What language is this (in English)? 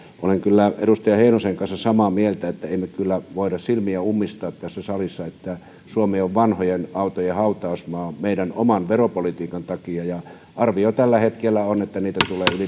Finnish